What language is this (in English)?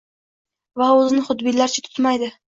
Uzbek